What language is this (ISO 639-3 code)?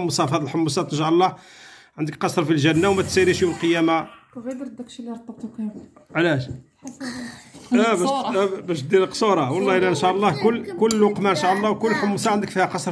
ara